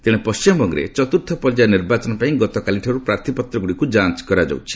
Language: Odia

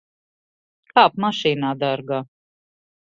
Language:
Latvian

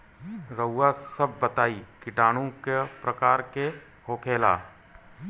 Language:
Bhojpuri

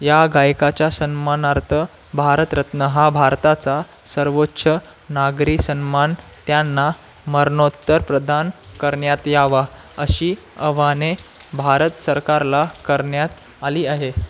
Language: Marathi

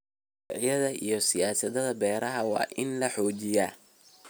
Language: Somali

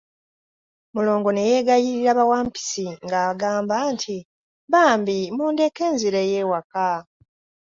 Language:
Ganda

